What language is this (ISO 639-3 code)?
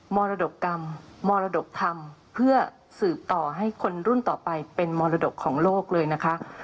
tha